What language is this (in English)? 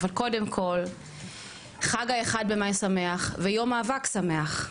Hebrew